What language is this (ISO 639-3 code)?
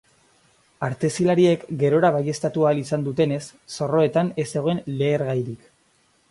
eus